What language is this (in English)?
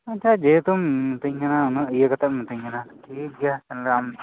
Santali